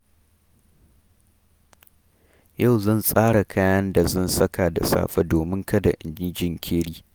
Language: Hausa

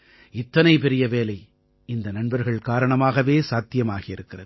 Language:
Tamil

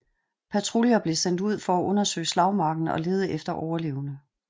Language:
Danish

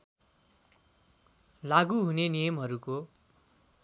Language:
Nepali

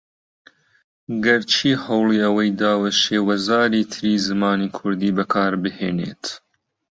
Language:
Central Kurdish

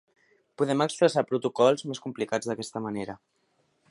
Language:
Catalan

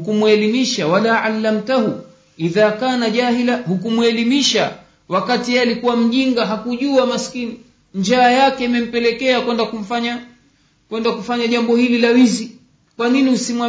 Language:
Swahili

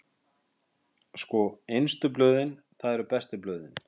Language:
Icelandic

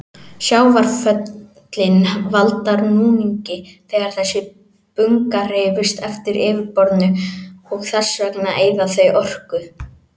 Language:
Icelandic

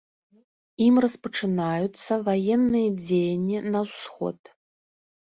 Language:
Belarusian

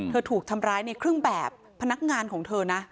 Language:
Thai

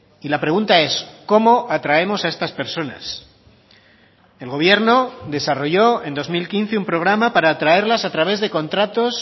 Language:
Spanish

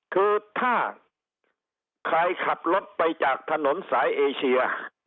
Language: Thai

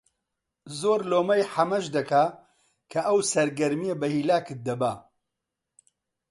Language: Central Kurdish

